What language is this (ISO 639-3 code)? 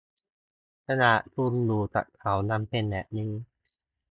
tha